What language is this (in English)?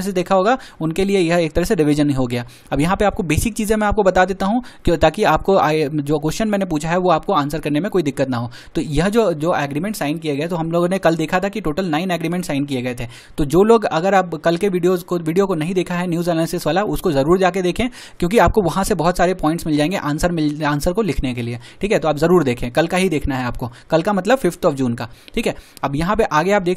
Hindi